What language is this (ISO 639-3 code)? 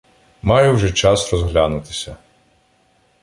ukr